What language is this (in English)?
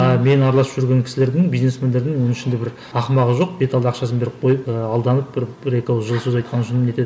Kazakh